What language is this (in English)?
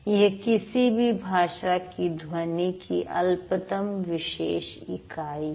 Hindi